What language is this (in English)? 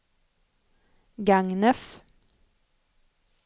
Swedish